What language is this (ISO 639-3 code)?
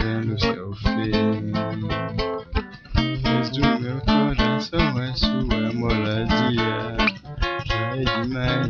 ara